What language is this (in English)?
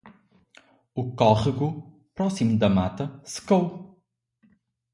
Portuguese